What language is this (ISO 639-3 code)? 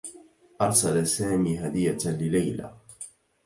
ara